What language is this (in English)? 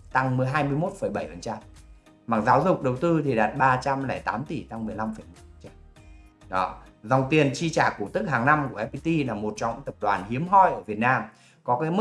Vietnamese